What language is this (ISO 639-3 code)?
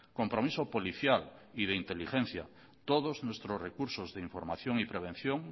spa